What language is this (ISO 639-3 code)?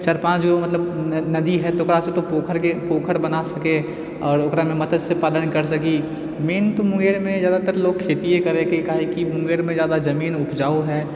mai